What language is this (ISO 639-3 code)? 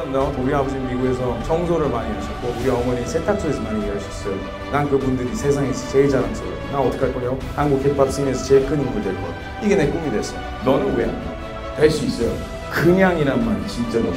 kor